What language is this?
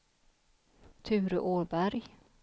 Swedish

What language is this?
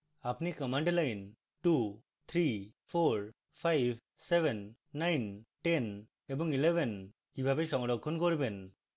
Bangla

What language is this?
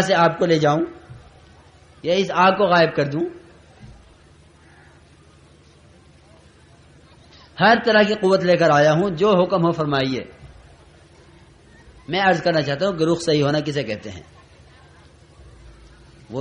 Arabic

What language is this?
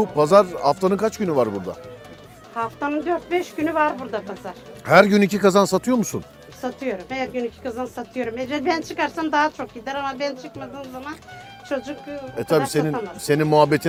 Turkish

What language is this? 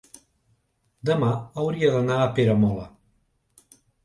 Catalan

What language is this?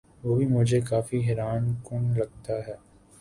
Urdu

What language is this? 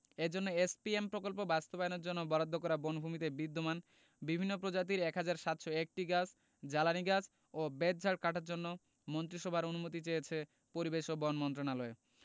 Bangla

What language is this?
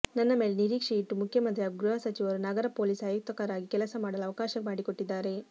Kannada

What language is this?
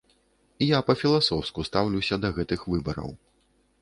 Belarusian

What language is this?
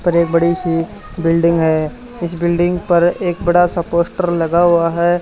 Hindi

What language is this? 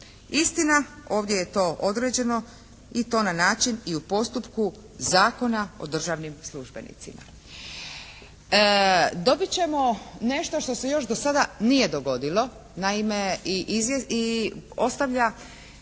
Croatian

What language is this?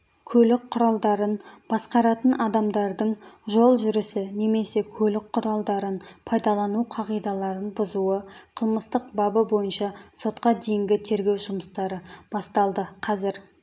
Kazakh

